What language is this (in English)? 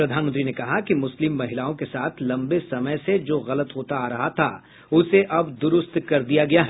Hindi